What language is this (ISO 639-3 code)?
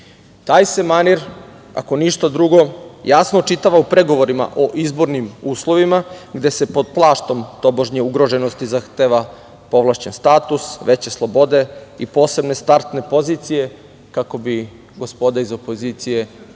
srp